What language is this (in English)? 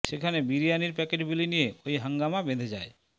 Bangla